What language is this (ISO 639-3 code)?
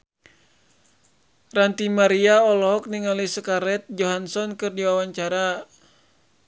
sun